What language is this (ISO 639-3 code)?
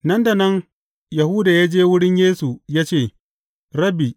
hau